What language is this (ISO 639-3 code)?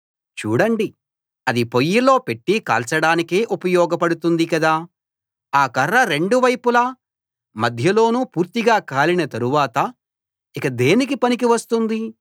tel